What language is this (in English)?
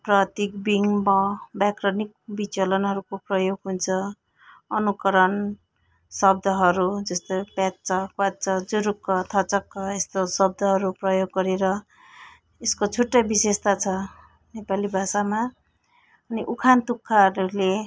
Nepali